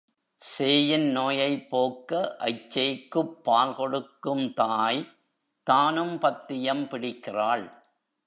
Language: Tamil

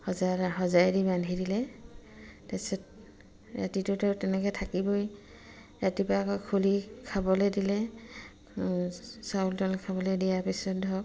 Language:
Assamese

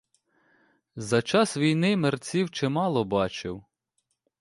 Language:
Ukrainian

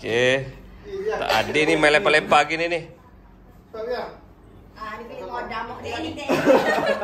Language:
Malay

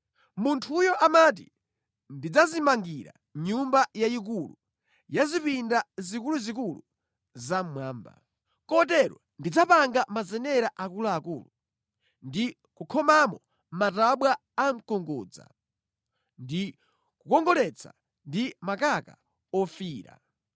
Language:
Nyanja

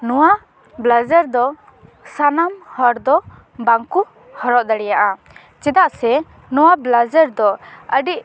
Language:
Santali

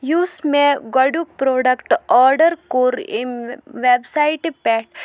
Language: Kashmiri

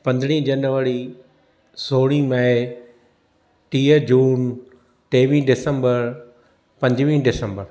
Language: Sindhi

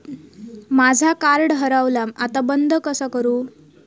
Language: Marathi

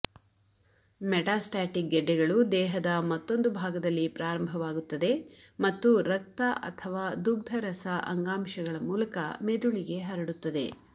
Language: Kannada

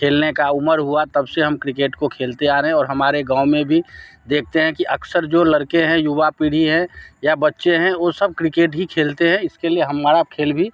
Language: Hindi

